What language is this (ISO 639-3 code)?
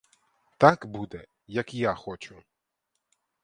ukr